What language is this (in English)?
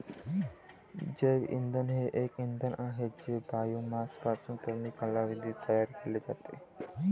Marathi